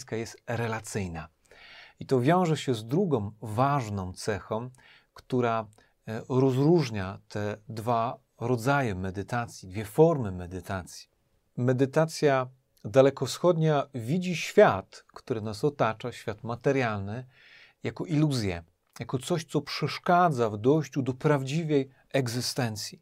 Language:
Polish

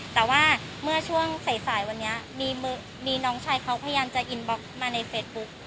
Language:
Thai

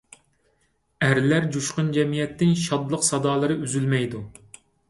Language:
Uyghur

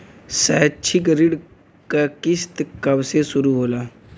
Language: Bhojpuri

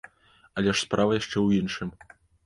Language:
Belarusian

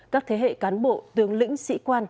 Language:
Vietnamese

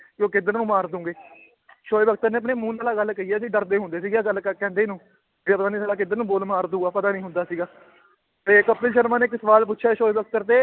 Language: Punjabi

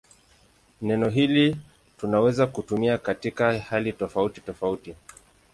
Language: Swahili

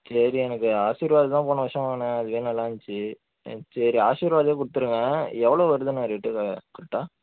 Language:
Tamil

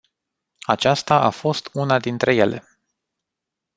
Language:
Romanian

